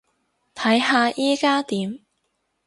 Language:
Cantonese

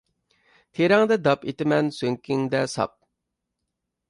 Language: Uyghur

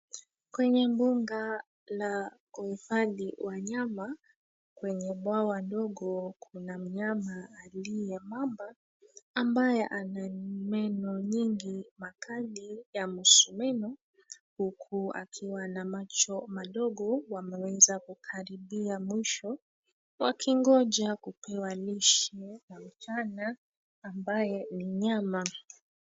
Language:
Swahili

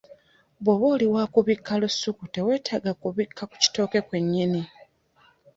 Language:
Ganda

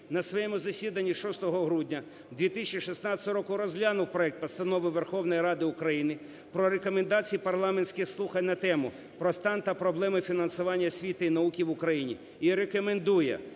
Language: Ukrainian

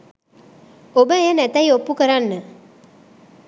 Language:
Sinhala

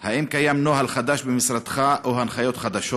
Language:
Hebrew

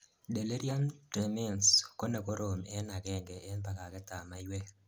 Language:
Kalenjin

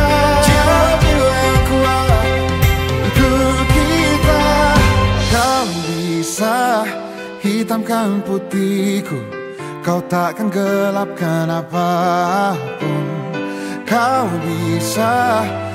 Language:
Indonesian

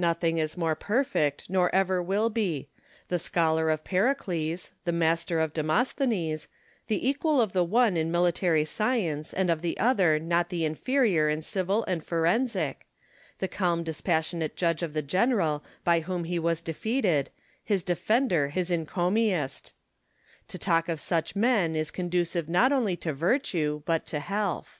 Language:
English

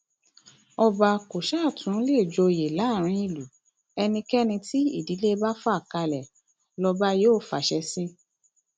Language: Yoruba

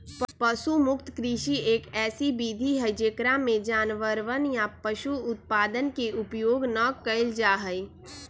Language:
Magahi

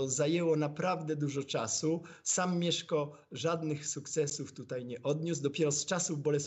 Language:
Polish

